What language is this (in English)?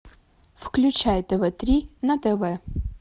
Russian